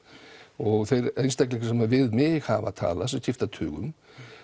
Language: Icelandic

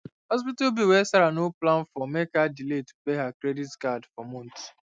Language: Nigerian Pidgin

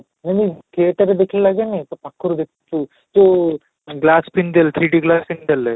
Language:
Odia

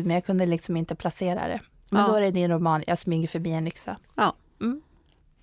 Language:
Swedish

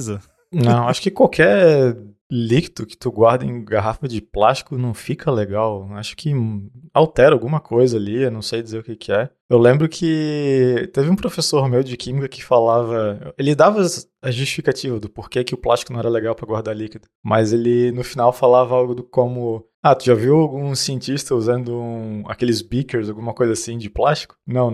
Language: Portuguese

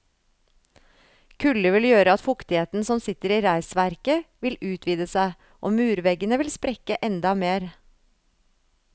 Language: Norwegian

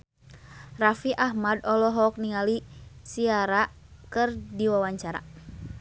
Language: Sundanese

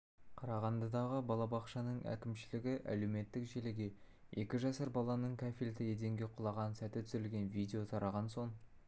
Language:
Kazakh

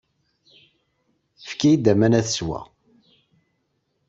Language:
Kabyle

